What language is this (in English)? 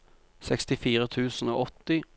Norwegian